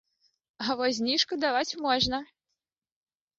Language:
Belarusian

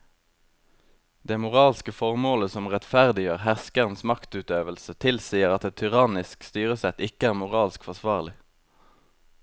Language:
Norwegian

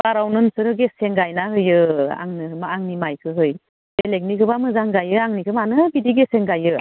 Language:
Bodo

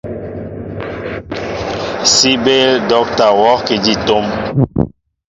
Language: Mbo (Cameroon)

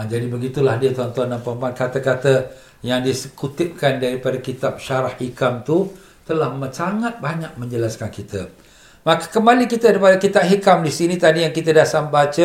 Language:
Malay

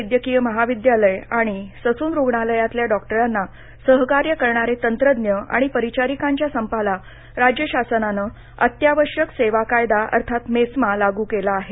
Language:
Marathi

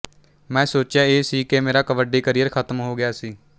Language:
Punjabi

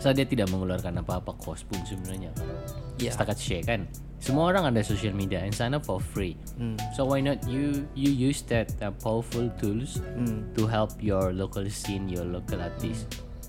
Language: Malay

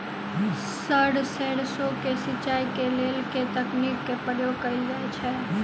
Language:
Maithili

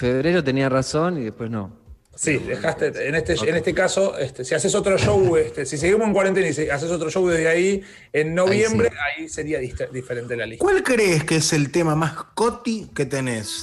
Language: Spanish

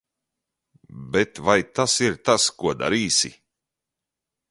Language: Latvian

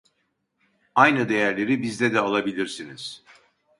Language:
Turkish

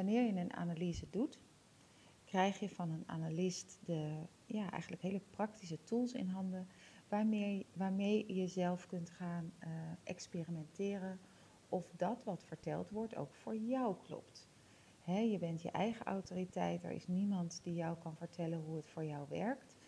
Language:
Dutch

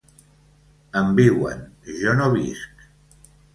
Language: Catalan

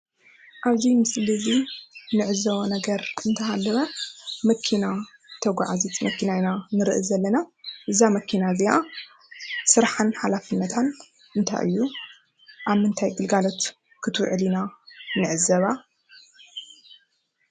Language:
Tigrinya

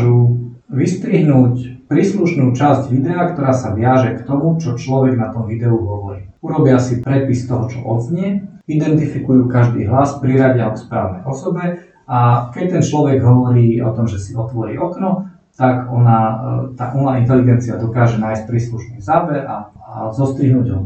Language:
Slovak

